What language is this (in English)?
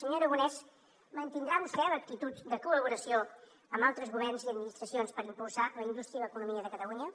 Catalan